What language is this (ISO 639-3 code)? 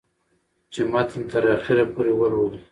pus